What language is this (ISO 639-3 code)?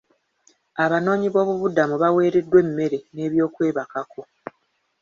lug